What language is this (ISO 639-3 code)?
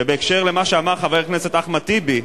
heb